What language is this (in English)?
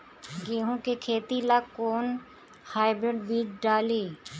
Bhojpuri